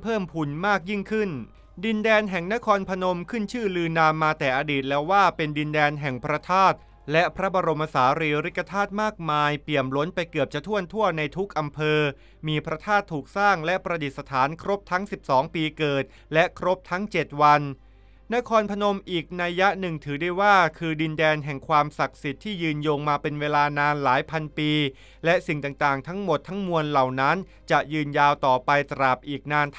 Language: Thai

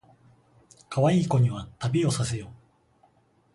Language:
Japanese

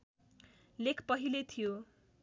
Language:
Nepali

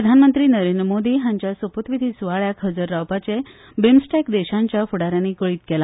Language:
Konkani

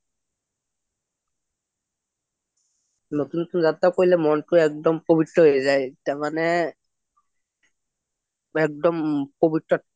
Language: Assamese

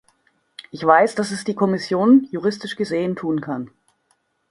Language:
German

